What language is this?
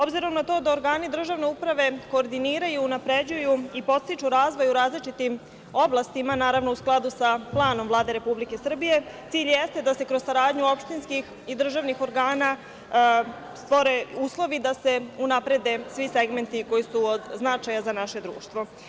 Serbian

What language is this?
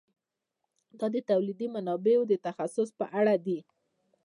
Pashto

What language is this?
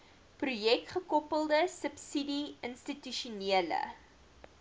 Afrikaans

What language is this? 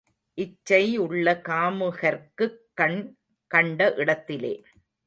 Tamil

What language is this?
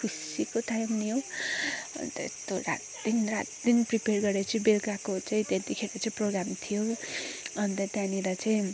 Nepali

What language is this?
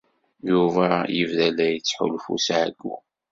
Kabyle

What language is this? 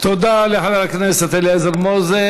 Hebrew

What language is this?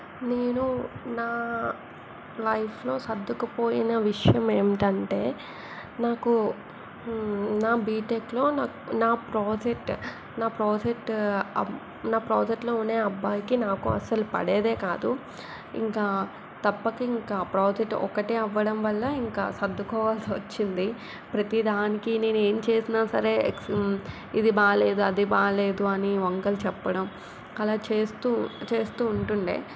Telugu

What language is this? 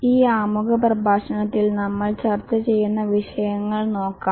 Malayalam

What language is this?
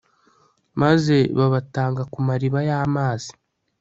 Kinyarwanda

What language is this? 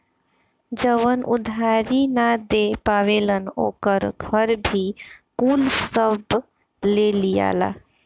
Bhojpuri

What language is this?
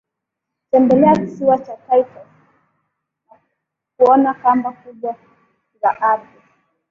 Swahili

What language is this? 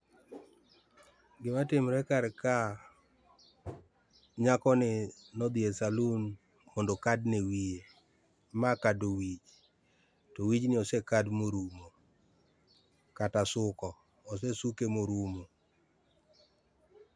Luo (Kenya and Tanzania)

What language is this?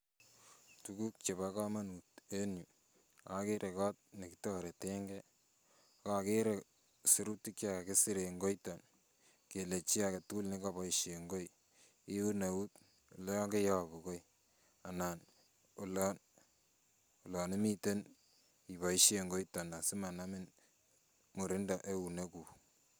Kalenjin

